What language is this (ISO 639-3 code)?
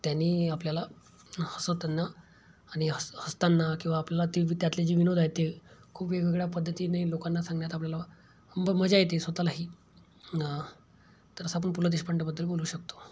mar